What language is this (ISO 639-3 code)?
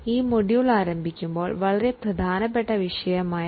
mal